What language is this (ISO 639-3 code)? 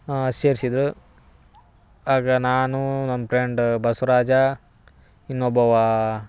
kan